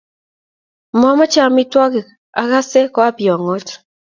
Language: Kalenjin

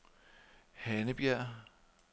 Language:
Danish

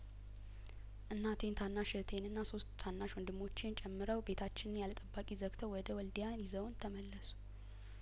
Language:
Amharic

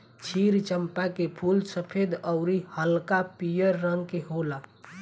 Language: Bhojpuri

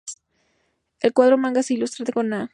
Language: Spanish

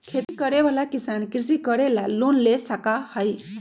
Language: Magahi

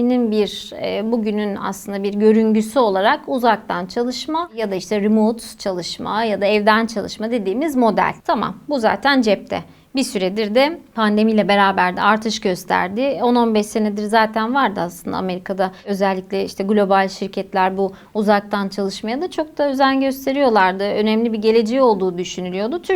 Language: Turkish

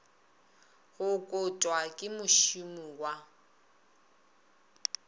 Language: Northern Sotho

